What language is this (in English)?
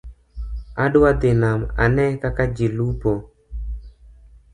Luo (Kenya and Tanzania)